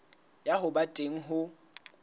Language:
Southern Sotho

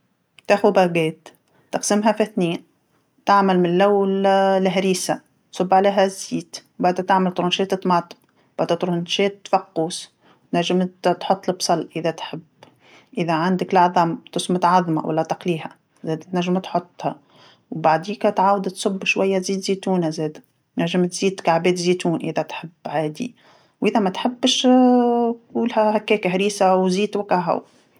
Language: Tunisian Arabic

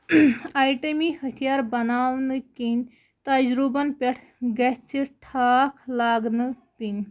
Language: Kashmiri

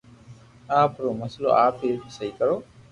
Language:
Loarki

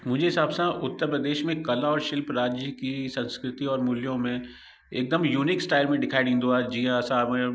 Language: Sindhi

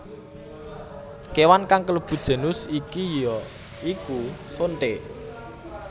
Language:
Javanese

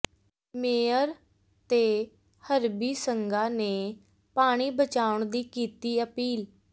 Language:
Punjabi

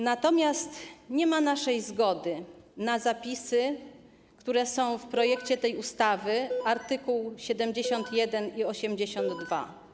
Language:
Polish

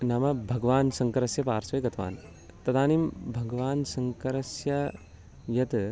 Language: Sanskrit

